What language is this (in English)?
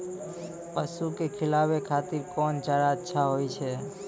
Maithili